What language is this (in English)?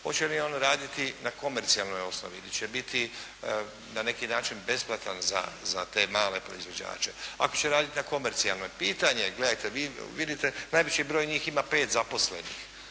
Croatian